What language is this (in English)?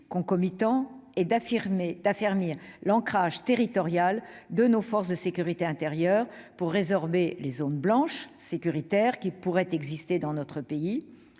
French